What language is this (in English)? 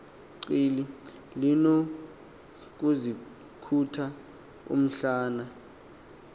Xhosa